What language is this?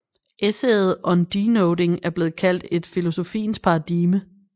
Danish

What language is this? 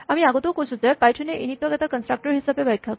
Assamese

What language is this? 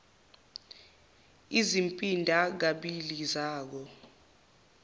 Zulu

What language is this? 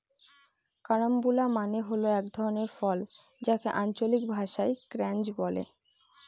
Bangla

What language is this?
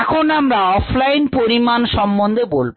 Bangla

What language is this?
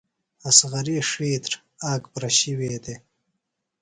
Phalura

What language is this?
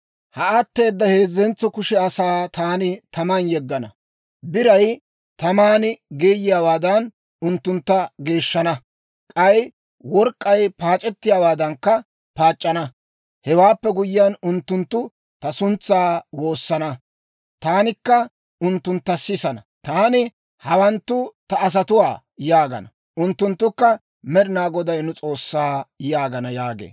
Dawro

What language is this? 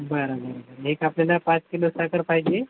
Marathi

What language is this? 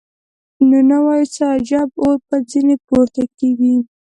Pashto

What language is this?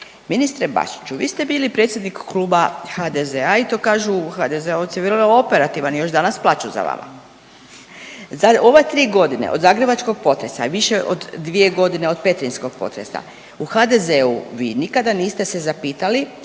Croatian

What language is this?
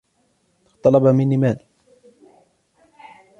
Arabic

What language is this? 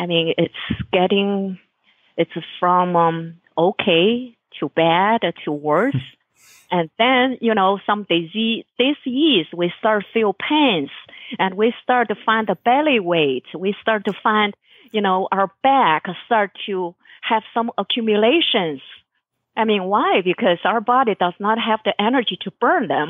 English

